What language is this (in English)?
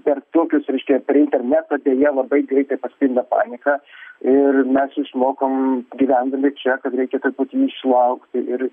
Lithuanian